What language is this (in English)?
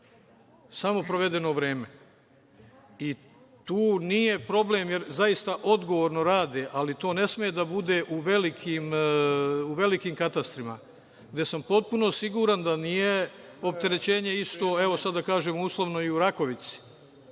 Serbian